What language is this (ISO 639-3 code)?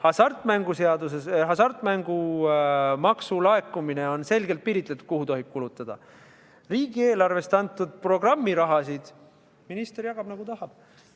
est